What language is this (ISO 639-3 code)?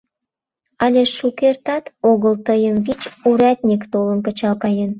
chm